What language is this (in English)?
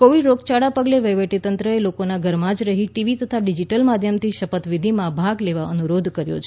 Gujarati